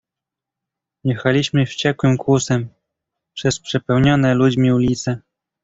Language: Polish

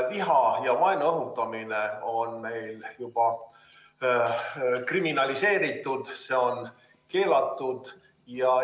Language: Estonian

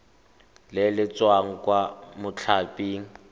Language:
Tswana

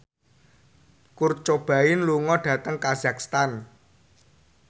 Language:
Javanese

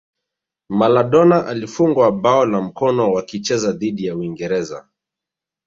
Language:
Swahili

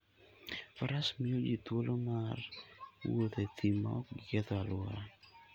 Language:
Luo (Kenya and Tanzania)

